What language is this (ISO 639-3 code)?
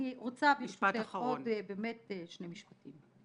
heb